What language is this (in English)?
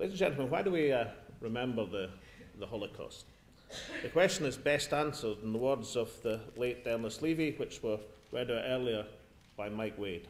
English